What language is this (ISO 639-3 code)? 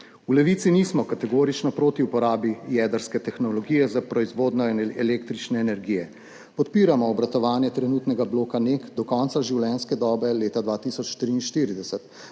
slv